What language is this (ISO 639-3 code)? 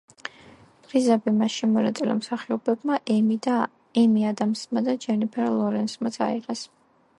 kat